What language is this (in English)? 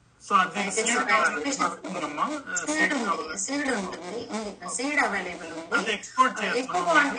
Telugu